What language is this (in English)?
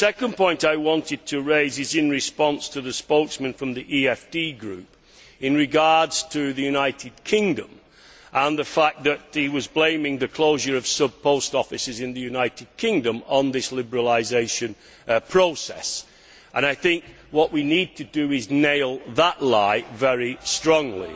English